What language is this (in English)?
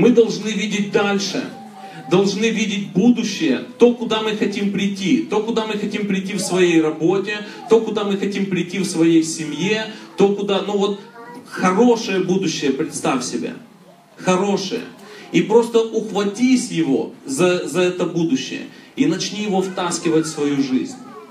Russian